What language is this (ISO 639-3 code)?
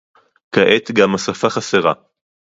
heb